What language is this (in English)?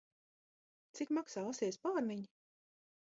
Latvian